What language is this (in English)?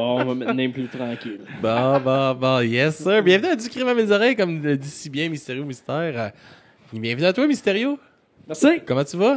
French